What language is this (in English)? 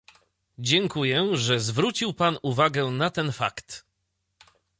Polish